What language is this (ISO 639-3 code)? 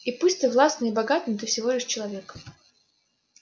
rus